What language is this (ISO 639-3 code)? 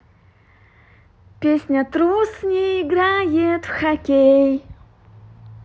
rus